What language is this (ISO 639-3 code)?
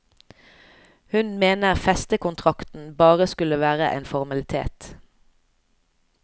nor